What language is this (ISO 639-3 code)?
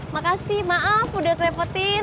ind